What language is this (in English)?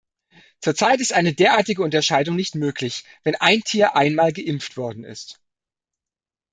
German